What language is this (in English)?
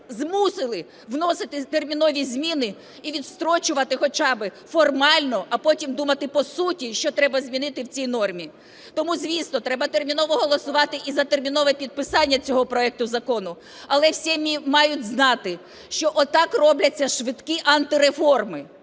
Ukrainian